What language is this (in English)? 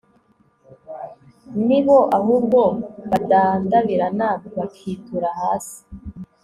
Kinyarwanda